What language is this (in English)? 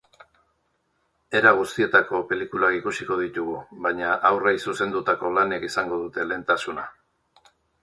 Basque